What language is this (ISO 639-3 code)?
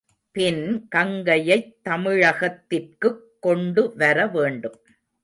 tam